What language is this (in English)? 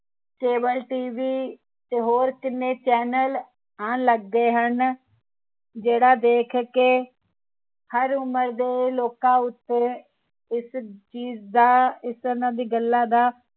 Punjabi